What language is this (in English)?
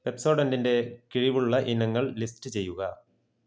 Malayalam